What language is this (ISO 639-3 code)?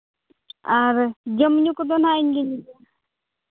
sat